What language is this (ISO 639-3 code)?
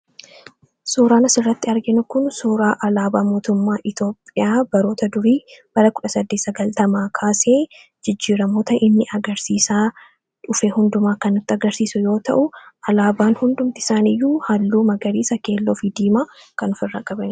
orm